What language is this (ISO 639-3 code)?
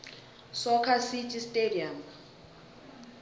nbl